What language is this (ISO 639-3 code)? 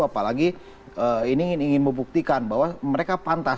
ind